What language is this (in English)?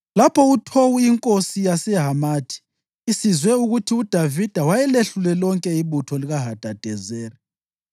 North Ndebele